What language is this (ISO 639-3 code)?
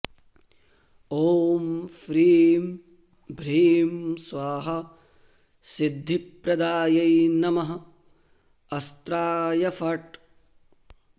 san